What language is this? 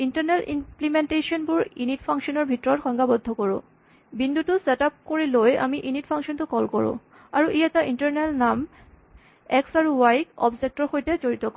Assamese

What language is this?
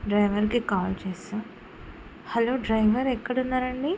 Telugu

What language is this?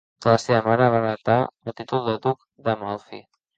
Catalan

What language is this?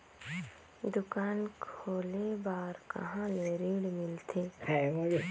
Chhattisgarhi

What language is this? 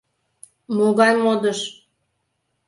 Mari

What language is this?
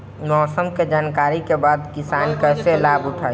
Bhojpuri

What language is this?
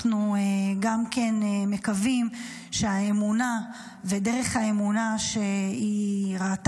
Hebrew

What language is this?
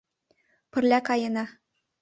Mari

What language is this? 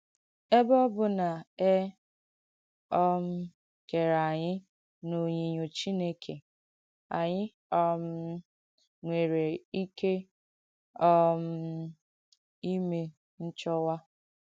Igbo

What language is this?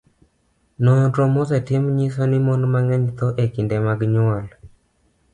Luo (Kenya and Tanzania)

